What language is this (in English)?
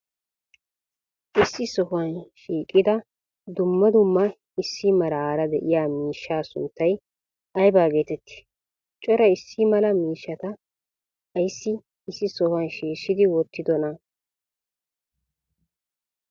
Wolaytta